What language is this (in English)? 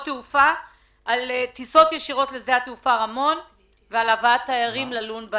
Hebrew